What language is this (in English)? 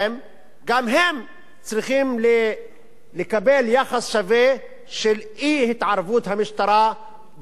Hebrew